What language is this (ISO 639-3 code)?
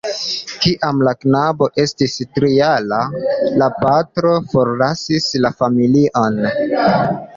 epo